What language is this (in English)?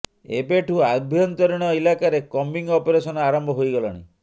Odia